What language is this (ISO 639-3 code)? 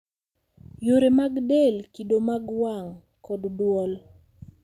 luo